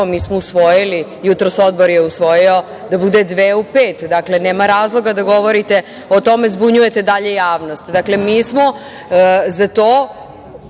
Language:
Serbian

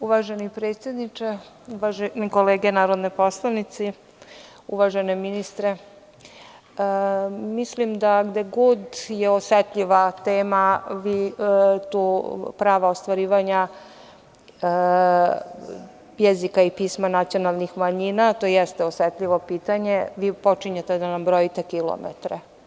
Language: Serbian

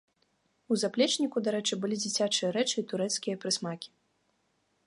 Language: Belarusian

